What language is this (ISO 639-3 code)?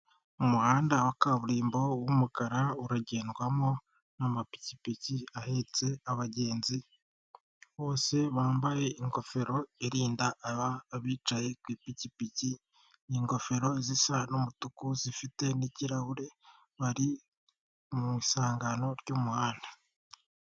kin